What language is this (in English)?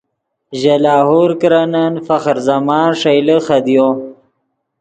Yidgha